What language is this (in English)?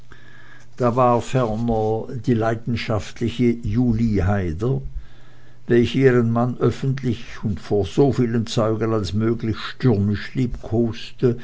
German